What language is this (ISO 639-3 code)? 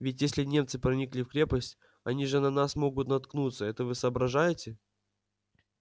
rus